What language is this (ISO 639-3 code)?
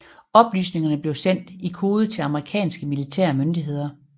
dan